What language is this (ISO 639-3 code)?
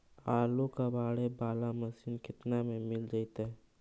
mag